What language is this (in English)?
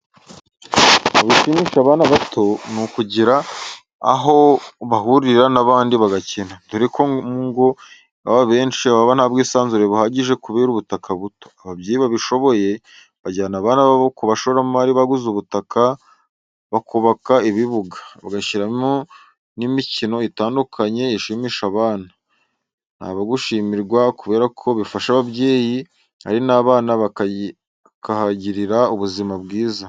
Kinyarwanda